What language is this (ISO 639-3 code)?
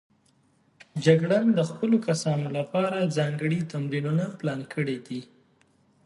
pus